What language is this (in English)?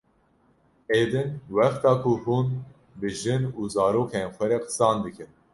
Kurdish